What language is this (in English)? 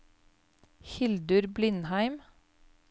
Norwegian